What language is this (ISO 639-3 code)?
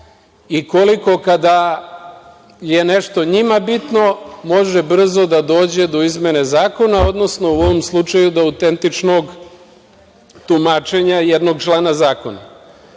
srp